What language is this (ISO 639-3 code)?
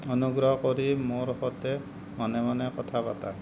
asm